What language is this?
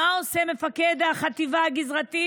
Hebrew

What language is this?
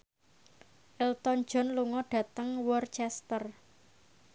Javanese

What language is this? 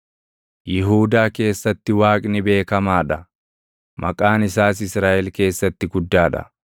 Oromo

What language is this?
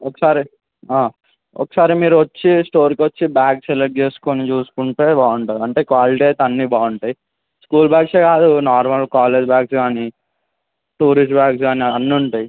Telugu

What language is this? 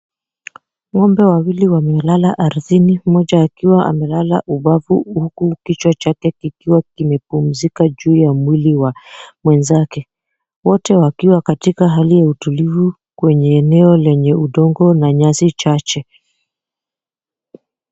Swahili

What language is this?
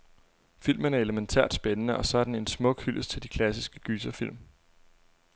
Danish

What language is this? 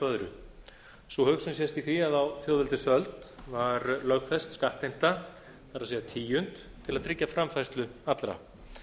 Icelandic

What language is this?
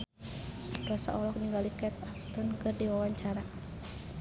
Sundanese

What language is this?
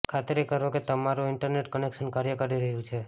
Gujarati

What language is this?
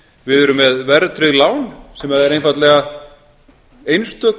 Icelandic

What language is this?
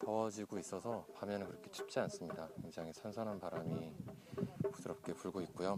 Korean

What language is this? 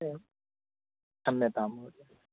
Sanskrit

